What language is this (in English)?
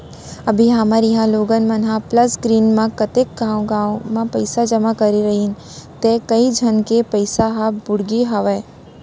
Chhattisgarhi